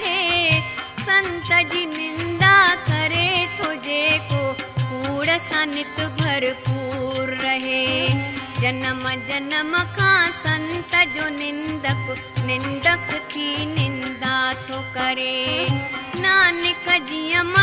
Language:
Hindi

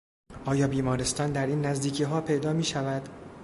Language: Persian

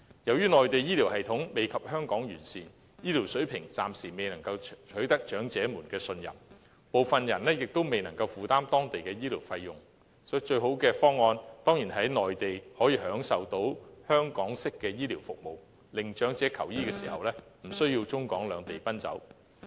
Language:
Cantonese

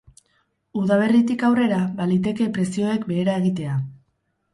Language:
Basque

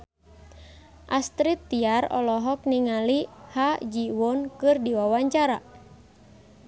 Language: Sundanese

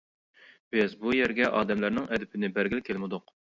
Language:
Uyghur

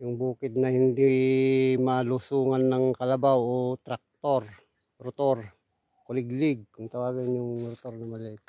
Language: Filipino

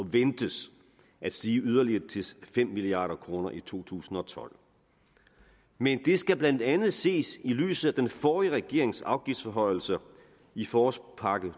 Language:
Danish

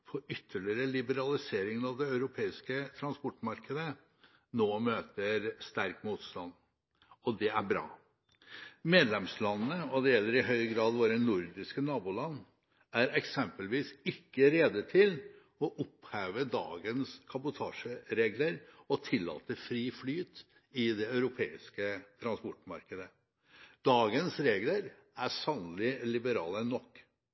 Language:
Norwegian Bokmål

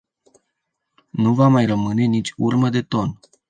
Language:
Romanian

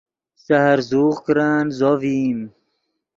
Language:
Yidgha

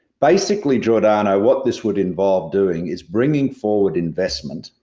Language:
English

